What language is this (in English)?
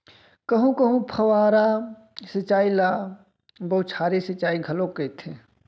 Chhattisgarhi